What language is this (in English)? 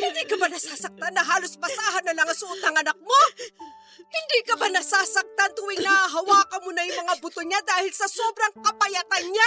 Filipino